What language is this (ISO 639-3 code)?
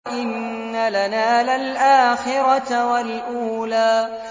ara